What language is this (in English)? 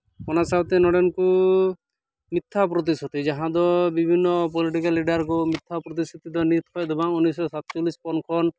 Santali